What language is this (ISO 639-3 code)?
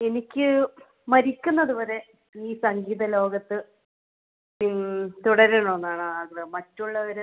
mal